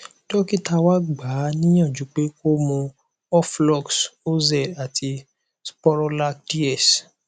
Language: Yoruba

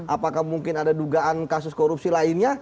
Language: Indonesian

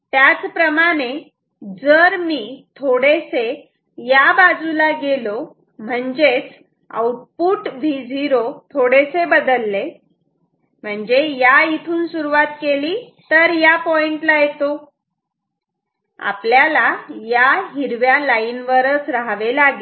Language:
Marathi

